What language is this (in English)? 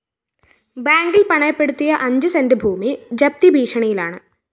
Malayalam